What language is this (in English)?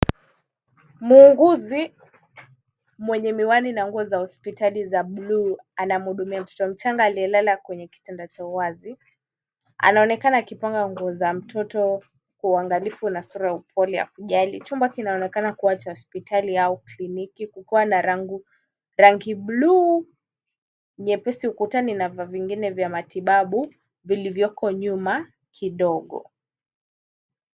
Swahili